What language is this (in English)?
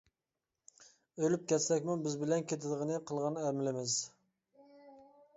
Uyghur